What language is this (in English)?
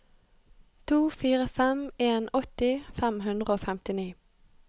Norwegian